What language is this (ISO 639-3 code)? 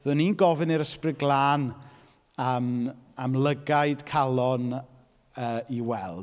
cym